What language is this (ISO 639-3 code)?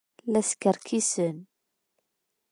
kab